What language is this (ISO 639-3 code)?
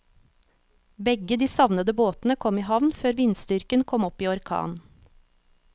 nor